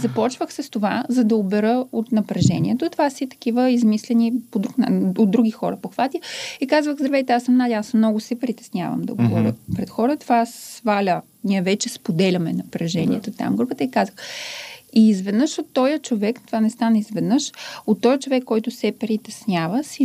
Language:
Bulgarian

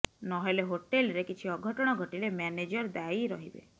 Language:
Odia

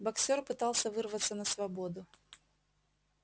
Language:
Russian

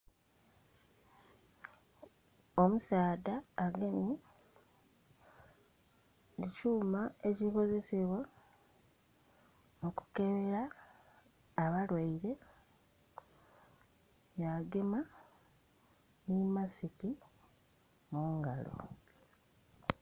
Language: Soga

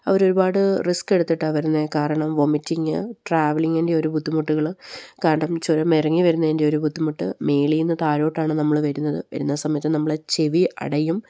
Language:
Malayalam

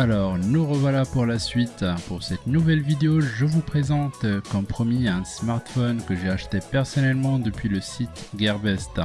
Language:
French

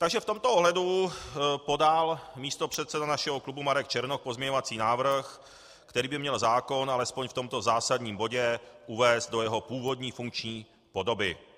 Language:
Czech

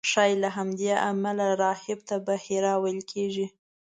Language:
Pashto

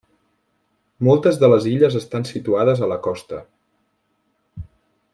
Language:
Catalan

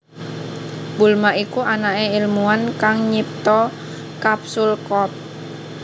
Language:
Javanese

